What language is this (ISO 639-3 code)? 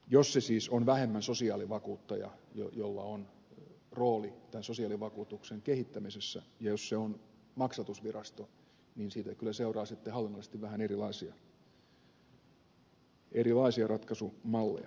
fin